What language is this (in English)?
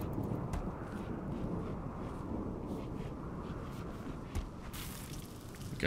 Slovak